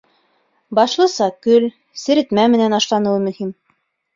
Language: Bashkir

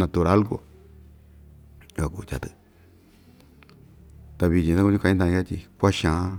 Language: Ixtayutla Mixtec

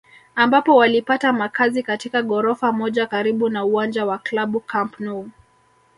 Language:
Swahili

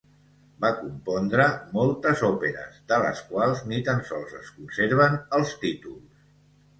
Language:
Catalan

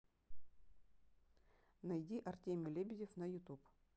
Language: Russian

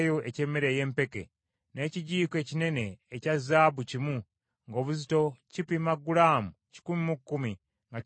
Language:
Ganda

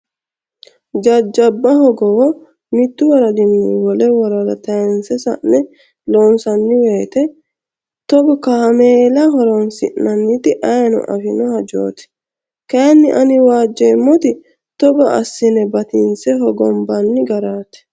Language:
Sidamo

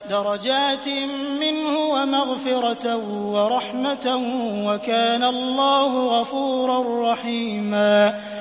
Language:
Arabic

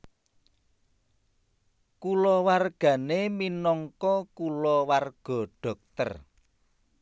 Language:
Javanese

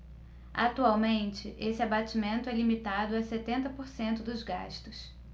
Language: Portuguese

